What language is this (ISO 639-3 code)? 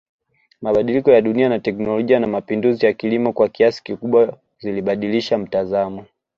swa